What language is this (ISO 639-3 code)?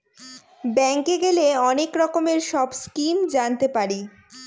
ben